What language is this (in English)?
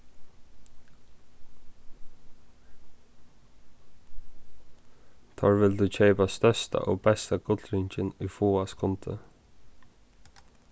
Faroese